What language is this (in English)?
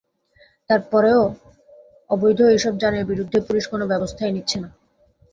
Bangla